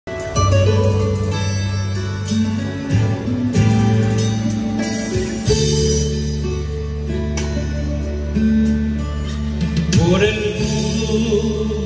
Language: Romanian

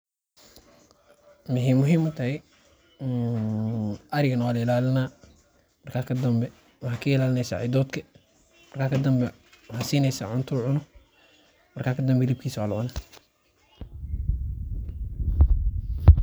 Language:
Somali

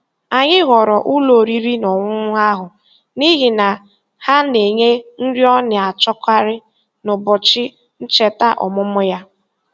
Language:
Igbo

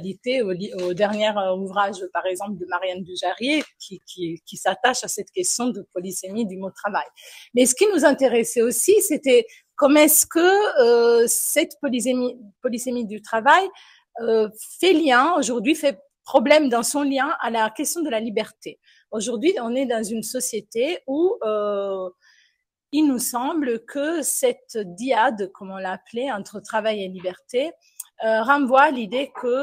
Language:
French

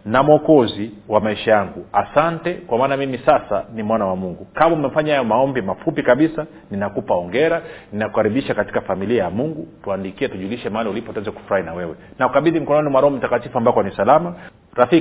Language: Swahili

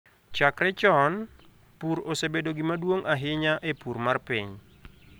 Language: Luo (Kenya and Tanzania)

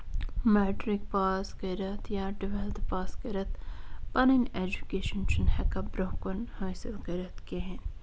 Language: Kashmiri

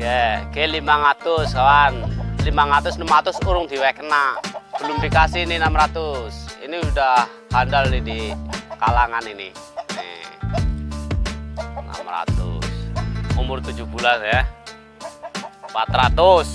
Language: Indonesian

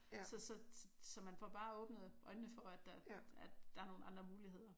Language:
Danish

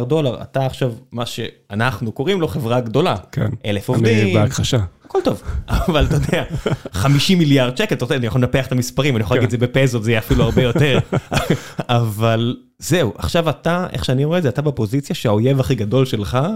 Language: Hebrew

